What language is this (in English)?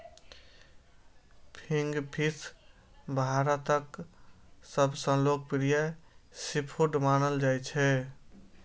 Maithili